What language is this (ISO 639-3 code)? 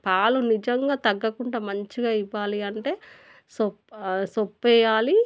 tel